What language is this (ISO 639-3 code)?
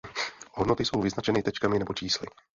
ces